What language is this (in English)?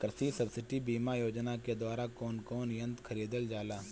Bhojpuri